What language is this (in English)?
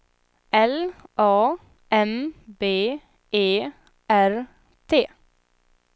Swedish